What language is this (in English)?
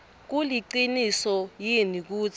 Swati